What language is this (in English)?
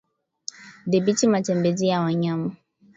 Swahili